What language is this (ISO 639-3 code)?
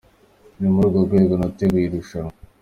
kin